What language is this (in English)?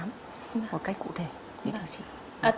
Vietnamese